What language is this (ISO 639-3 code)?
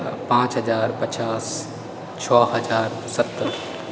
mai